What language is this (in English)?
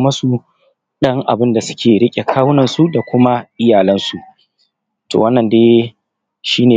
Hausa